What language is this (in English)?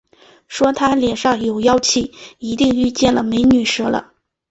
Chinese